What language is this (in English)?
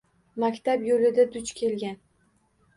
Uzbek